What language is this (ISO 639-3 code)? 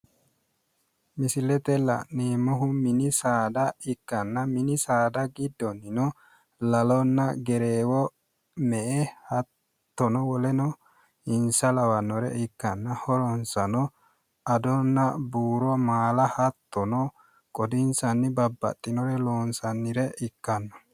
sid